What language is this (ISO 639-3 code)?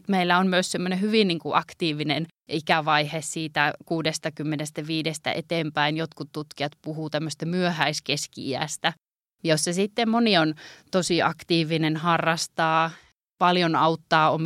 fin